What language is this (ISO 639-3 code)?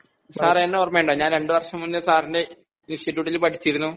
mal